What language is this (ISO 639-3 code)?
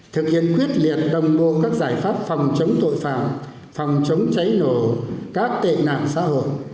vie